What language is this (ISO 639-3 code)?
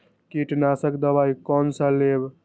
mai